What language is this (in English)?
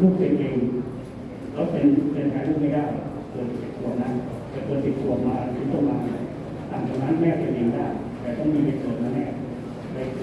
Thai